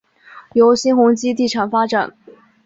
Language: Chinese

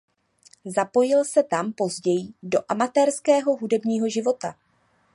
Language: Czech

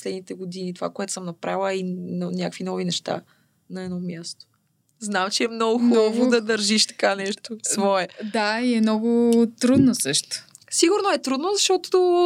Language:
Bulgarian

